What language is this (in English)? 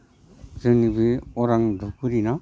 Bodo